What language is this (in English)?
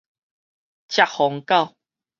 Min Nan Chinese